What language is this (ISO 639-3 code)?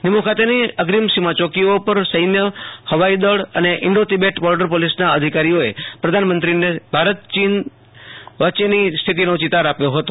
guj